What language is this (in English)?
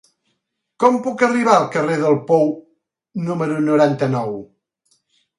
Catalan